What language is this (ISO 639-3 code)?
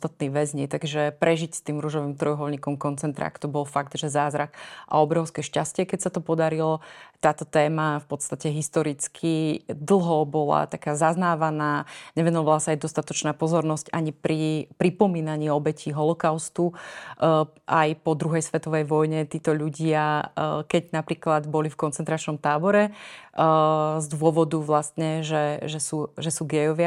slk